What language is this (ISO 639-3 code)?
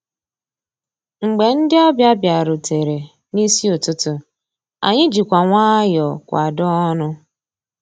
ibo